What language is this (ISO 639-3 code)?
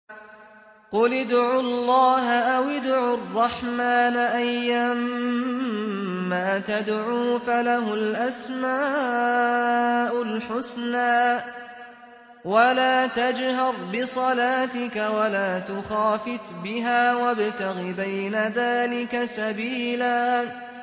ara